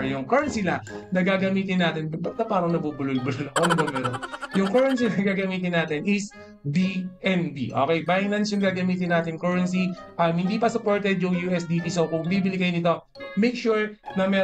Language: Filipino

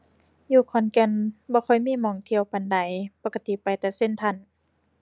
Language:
Thai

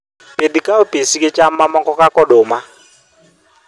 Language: Luo (Kenya and Tanzania)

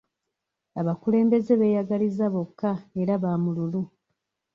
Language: Ganda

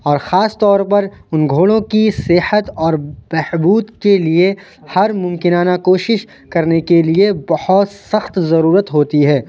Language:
Urdu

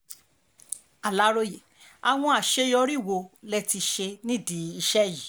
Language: Yoruba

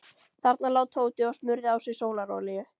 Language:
Icelandic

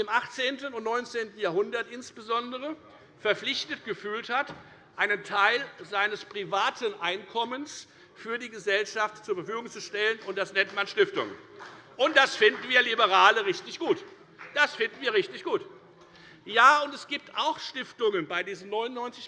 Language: German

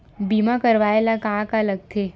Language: Chhattisgarhi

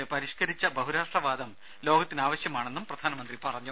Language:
Malayalam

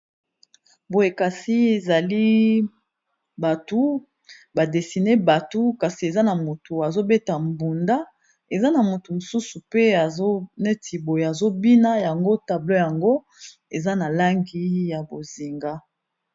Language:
Lingala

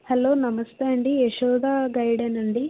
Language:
Telugu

